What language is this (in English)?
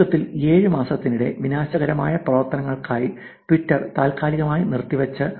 Malayalam